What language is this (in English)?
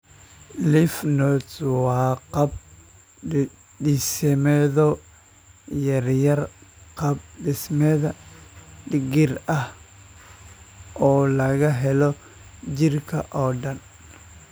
Somali